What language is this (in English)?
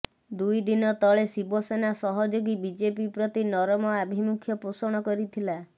Odia